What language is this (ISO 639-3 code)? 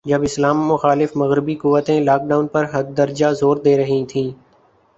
urd